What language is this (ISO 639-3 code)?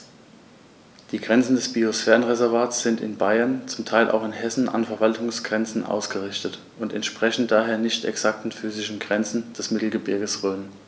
deu